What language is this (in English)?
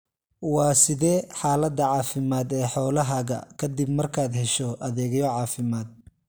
Somali